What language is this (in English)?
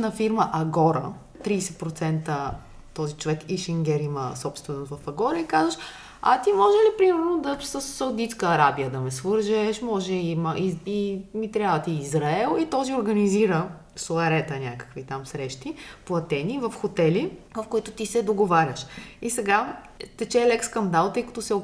Bulgarian